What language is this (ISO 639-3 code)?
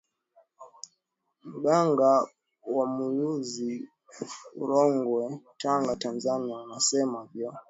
swa